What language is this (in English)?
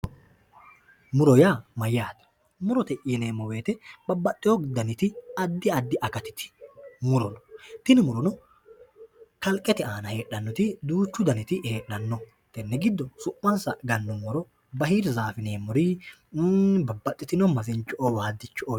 Sidamo